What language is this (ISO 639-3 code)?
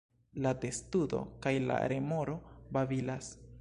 epo